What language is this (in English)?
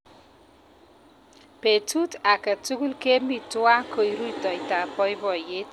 Kalenjin